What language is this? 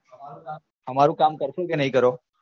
Gujarati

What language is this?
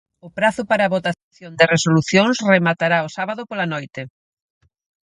Galician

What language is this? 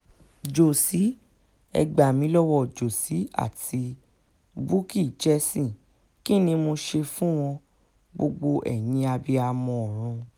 Yoruba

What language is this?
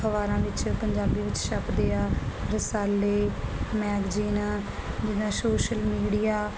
Punjabi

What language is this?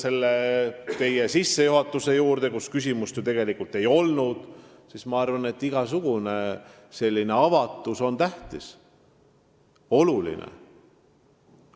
Estonian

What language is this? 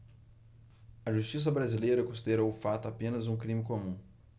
Portuguese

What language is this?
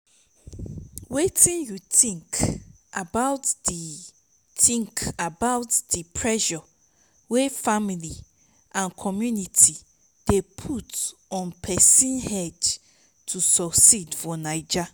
Nigerian Pidgin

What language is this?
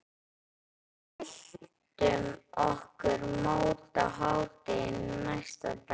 Icelandic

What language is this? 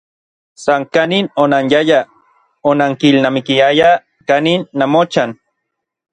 Orizaba Nahuatl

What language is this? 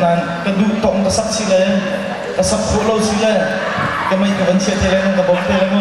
Vietnamese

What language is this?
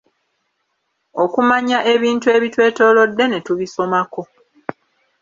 Ganda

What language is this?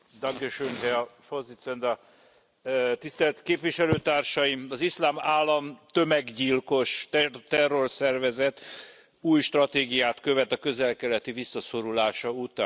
Hungarian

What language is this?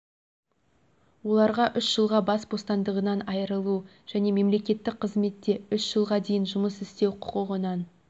Kazakh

